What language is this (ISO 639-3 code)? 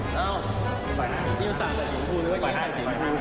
tha